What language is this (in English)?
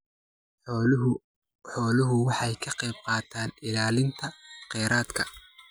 Somali